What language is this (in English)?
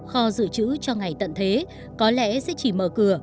Vietnamese